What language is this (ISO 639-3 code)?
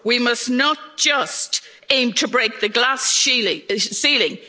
eng